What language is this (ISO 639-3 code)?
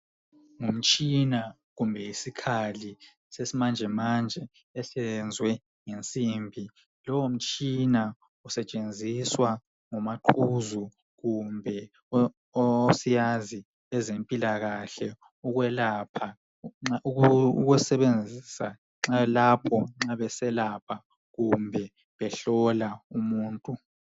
nde